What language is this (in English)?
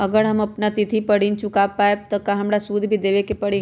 Magahi